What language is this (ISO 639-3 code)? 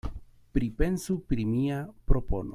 epo